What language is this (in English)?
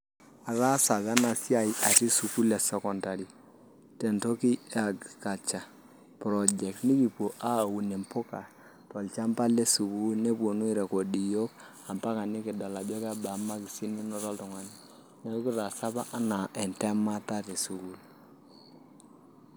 Masai